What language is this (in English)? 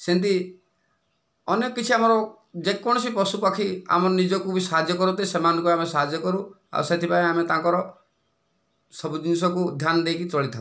Odia